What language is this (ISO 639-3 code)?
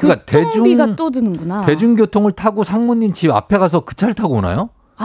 kor